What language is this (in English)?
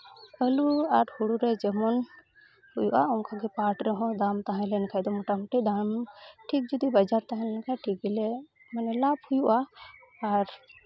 Santali